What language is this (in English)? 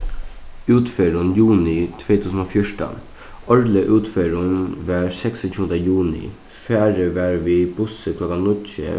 Faroese